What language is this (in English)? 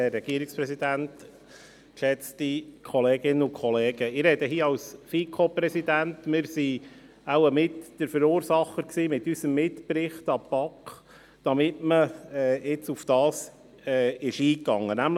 Swiss German